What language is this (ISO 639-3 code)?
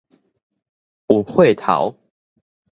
nan